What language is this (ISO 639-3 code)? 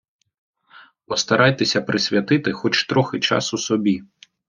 ukr